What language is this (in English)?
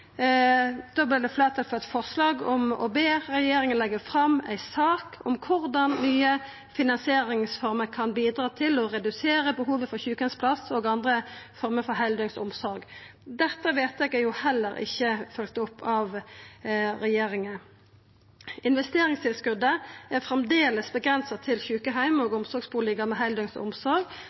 Norwegian Nynorsk